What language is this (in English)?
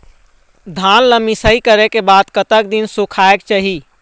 Chhattisgarhi